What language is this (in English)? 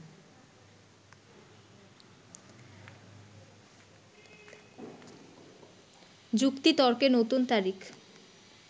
Bangla